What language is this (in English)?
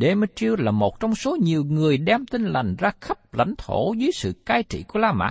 Vietnamese